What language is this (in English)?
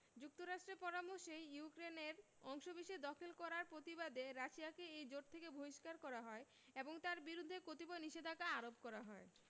Bangla